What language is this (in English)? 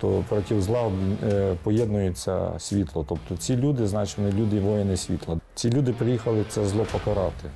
Ukrainian